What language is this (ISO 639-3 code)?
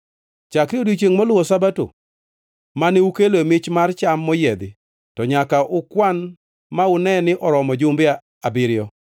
luo